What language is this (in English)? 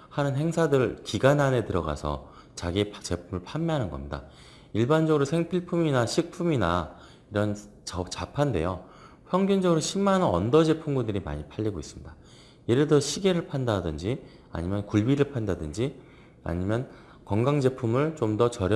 Korean